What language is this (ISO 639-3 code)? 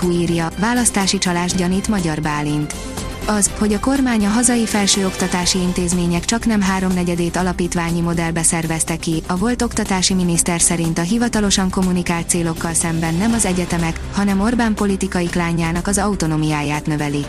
hun